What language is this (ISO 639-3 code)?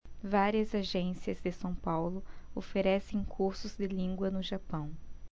por